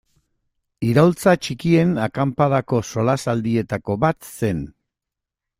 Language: Basque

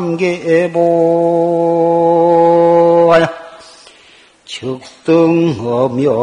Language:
Korean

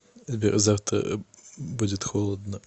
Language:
Russian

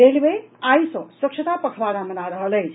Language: Maithili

